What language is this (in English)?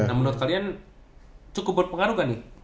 Indonesian